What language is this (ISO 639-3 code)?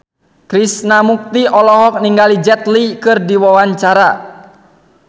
sun